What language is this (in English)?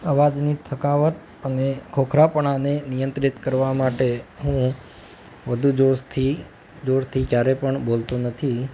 Gujarati